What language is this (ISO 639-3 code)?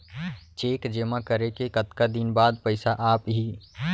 hne